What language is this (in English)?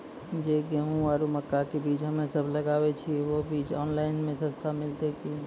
Maithili